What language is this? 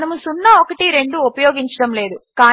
Telugu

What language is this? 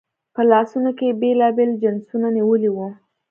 Pashto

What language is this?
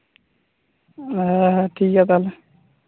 Santali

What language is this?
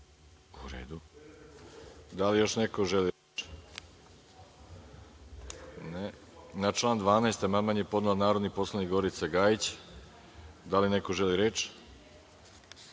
Serbian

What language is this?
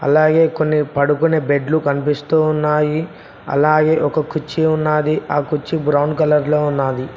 Telugu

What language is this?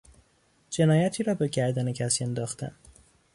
Persian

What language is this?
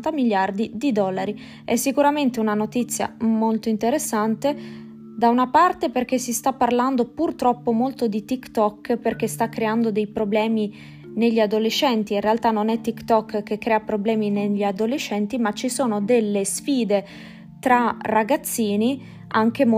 Italian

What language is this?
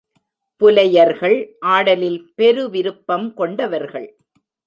Tamil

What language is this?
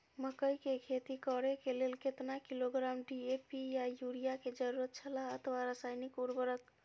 Maithili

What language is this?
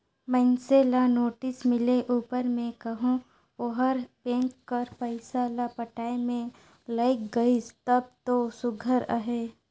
Chhattisgarhi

